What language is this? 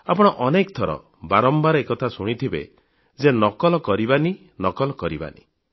Odia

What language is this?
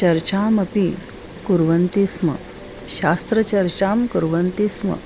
Sanskrit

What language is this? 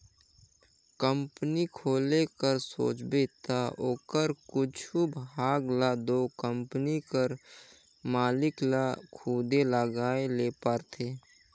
Chhattisgarhi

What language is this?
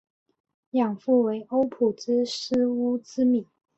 Chinese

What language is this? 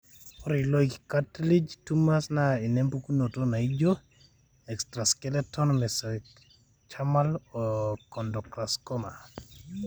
Masai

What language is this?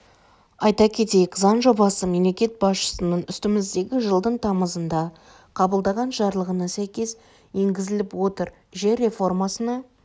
Kazakh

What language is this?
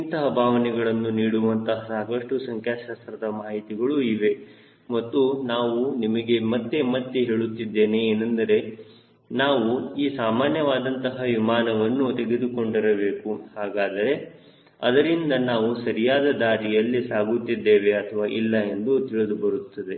Kannada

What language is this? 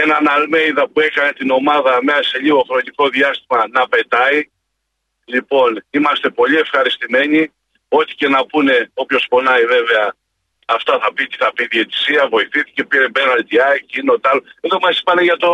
Greek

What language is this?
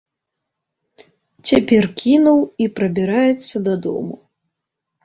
Belarusian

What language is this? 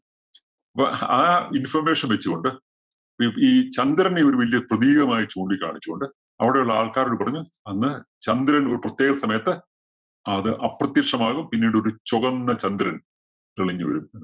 Malayalam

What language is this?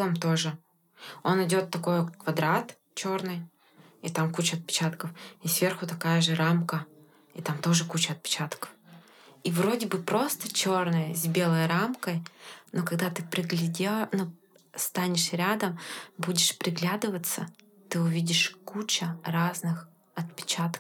Russian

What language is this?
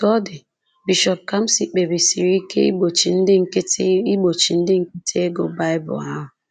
Igbo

